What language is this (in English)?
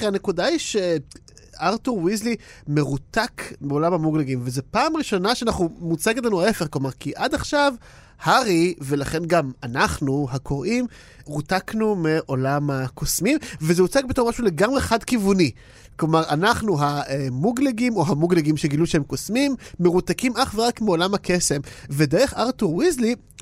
Hebrew